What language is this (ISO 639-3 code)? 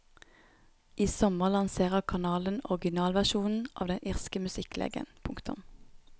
nor